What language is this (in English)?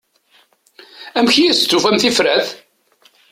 Kabyle